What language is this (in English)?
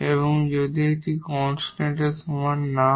Bangla